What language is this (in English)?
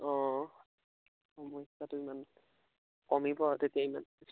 Assamese